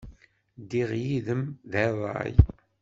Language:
Kabyle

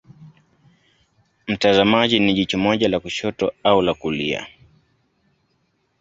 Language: Swahili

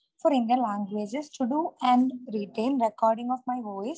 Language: Malayalam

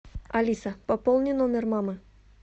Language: Russian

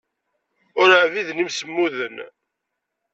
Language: Kabyle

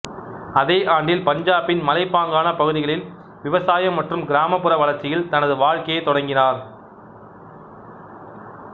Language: Tamil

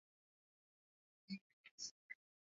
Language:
Swahili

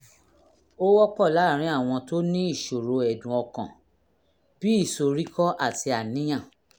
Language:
Yoruba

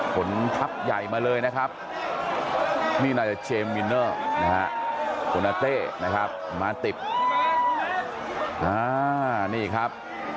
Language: Thai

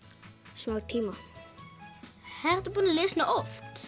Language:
Icelandic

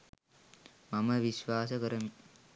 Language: Sinhala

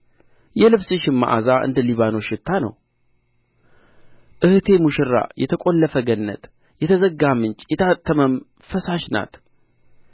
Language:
Amharic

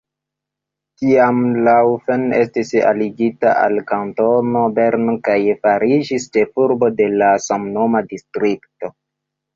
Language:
Esperanto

